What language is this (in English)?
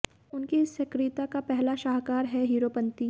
Hindi